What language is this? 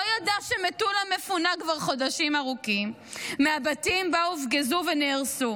Hebrew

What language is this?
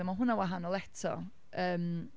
Welsh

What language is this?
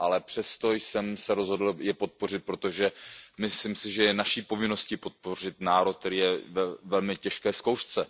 Czech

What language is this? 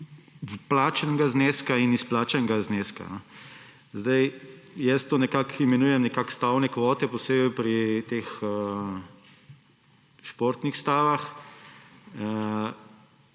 Slovenian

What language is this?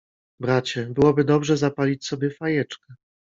Polish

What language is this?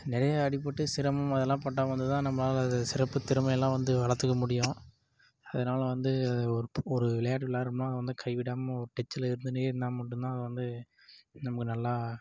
Tamil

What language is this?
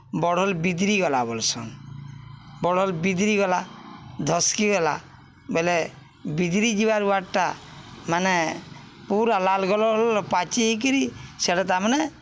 Odia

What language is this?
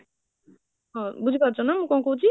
Odia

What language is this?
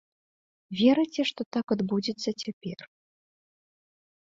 Belarusian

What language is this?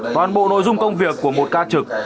Vietnamese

